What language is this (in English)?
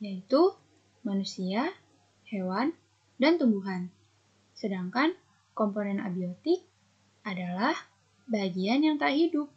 Indonesian